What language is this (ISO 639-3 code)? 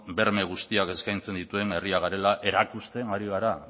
eus